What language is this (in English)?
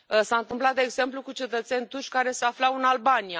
Romanian